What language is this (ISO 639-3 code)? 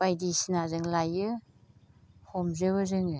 brx